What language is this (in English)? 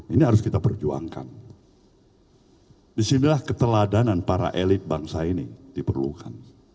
Indonesian